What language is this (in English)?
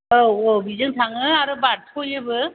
Bodo